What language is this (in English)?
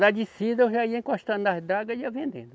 Portuguese